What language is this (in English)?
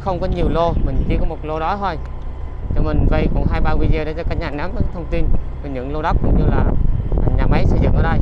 Vietnamese